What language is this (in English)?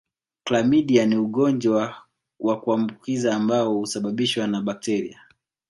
Swahili